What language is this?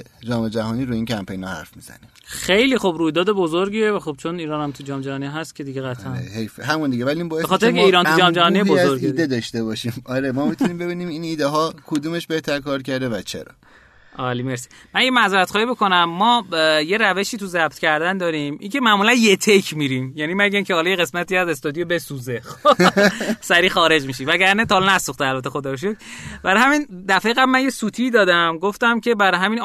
Persian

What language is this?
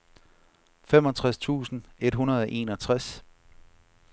Danish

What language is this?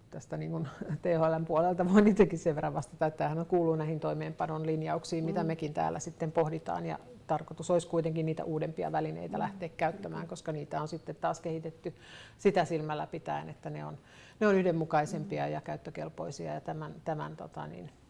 Finnish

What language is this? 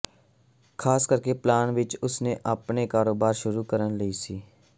Punjabi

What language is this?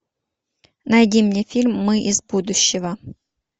Russian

